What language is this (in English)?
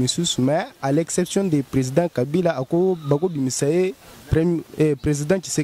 French